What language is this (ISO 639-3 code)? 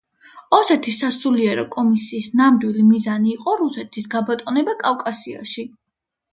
kat